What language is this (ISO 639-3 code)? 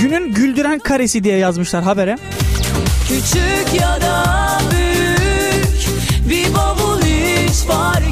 tur